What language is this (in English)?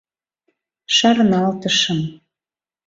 Mari